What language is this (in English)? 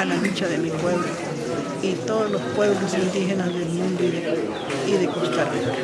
Spanish